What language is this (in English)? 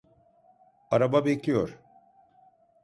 Turkish